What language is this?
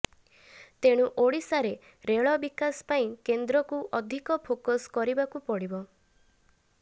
Odia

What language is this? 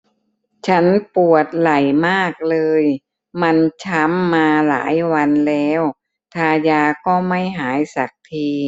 Thai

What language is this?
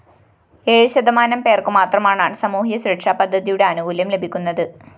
Malayalam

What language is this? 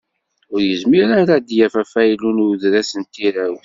Kabyle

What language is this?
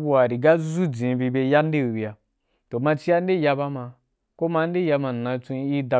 Wapan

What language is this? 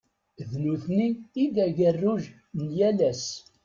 Kabyle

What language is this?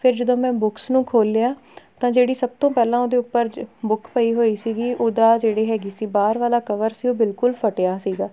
Punjabi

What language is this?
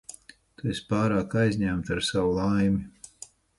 Latvian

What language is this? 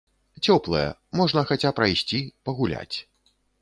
Belarusian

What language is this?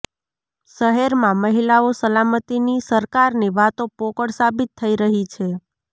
Gujarati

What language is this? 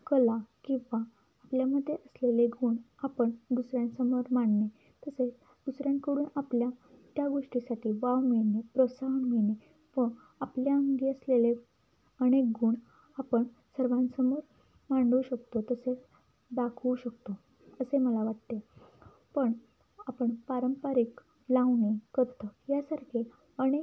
Marathi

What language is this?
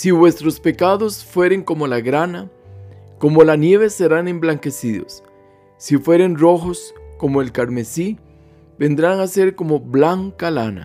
Spanish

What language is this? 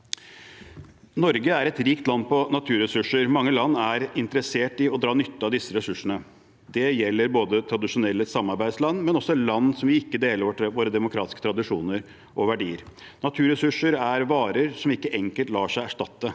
Norwegian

